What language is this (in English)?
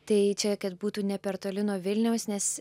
Lithuanian